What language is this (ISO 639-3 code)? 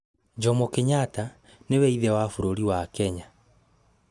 kik